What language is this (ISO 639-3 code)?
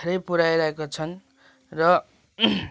nep